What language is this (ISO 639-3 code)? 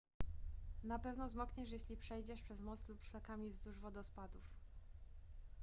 pol